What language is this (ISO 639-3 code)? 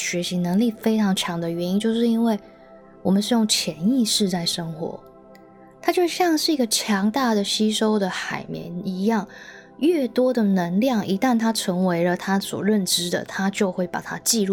zho